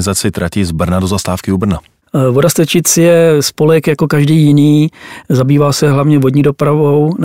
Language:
Czech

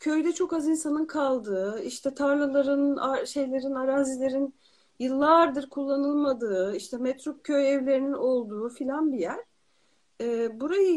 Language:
Turkish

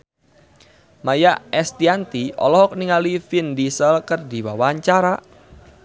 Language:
Sundanese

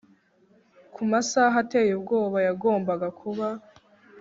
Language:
Kinyarwanda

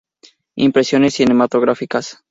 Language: Spanish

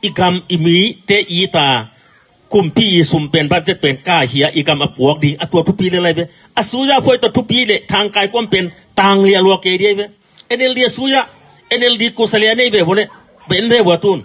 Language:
Thai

